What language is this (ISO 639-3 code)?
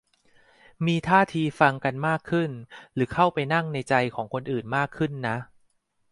tha